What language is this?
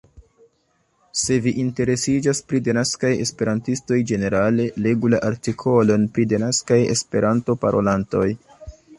Esperanto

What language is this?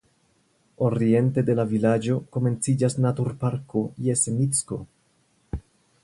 Esperanto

